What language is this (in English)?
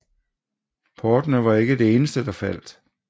Danish